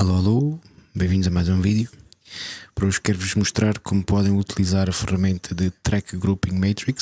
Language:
Portuguese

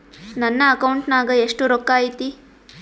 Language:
Kannada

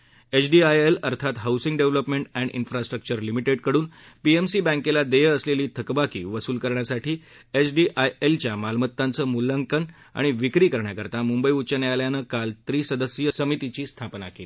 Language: Marathi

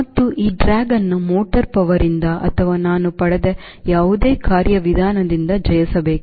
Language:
Kannada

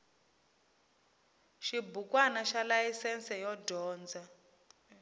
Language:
Tsonga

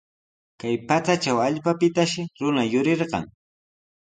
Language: Sihuas Ancash Quechua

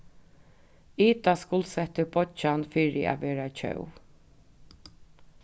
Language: Faroese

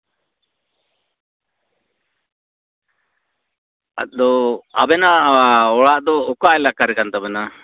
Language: Santali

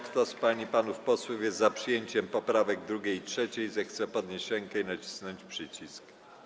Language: Polish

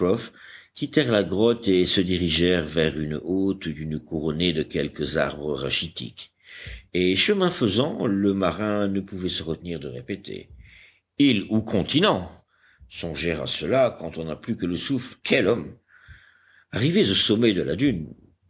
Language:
French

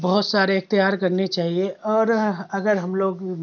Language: Urdu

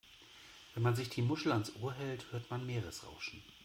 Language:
German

